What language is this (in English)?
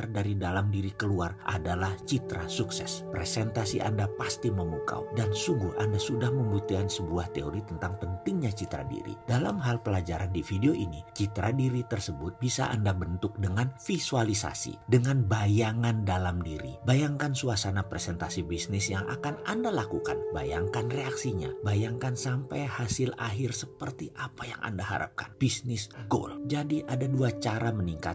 Indonesian